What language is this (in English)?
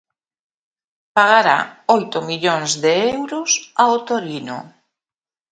Galician